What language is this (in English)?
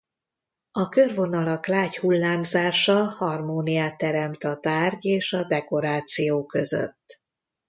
Hungarian